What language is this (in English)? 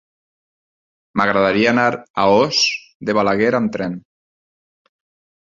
Catalan